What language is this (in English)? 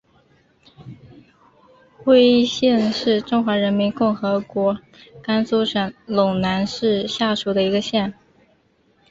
Chinese